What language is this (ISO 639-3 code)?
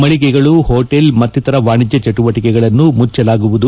kan